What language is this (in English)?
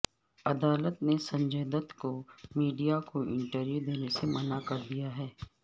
Urdu